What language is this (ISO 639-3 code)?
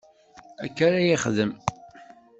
kab